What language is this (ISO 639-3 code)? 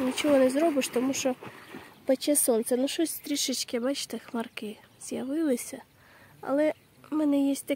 ukr